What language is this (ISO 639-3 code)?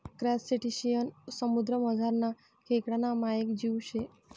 mar